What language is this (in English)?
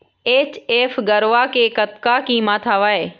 Chhattisgarhi